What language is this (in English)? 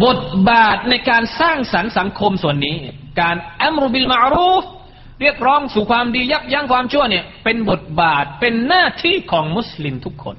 Thai